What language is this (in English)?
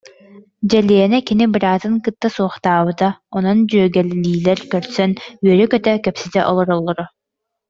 Yakut